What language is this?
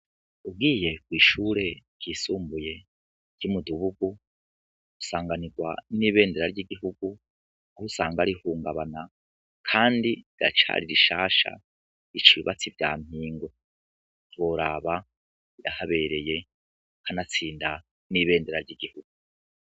Rundi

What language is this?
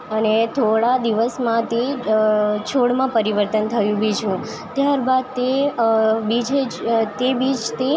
Gujarati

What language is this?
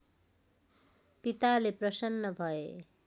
Nepali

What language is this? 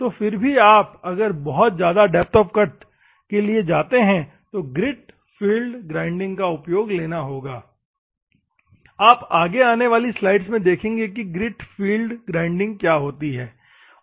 Hindi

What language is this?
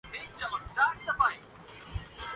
Urdu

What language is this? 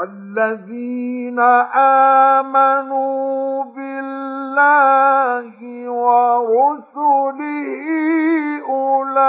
Arabic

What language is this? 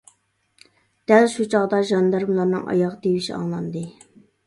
Uyghur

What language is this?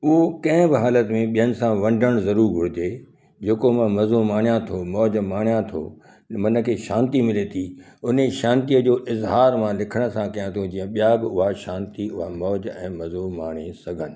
Sindhi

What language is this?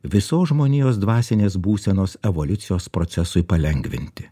Lithuanian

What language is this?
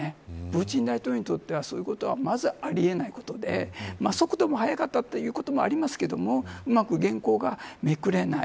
Japanese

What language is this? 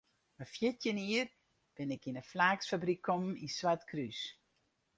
Western Frisian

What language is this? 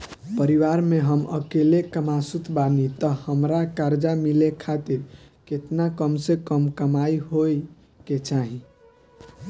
Bhojpuri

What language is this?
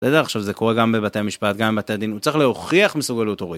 Hebrew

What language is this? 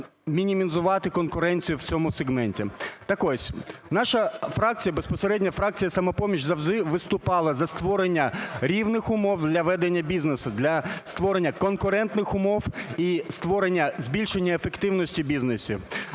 Ukrainian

